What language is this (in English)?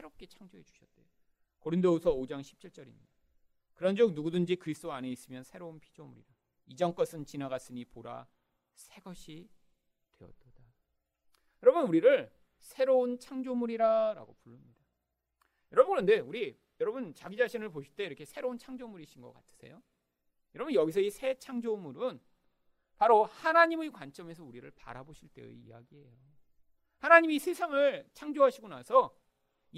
Korean